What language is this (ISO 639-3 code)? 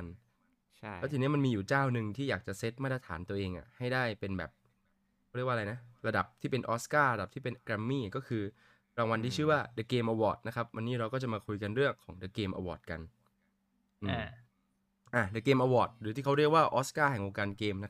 tha